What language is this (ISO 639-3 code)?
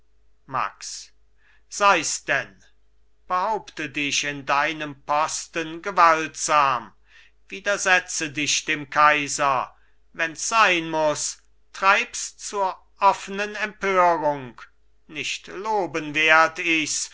deu